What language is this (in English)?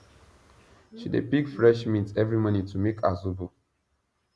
Nigerian Pidgin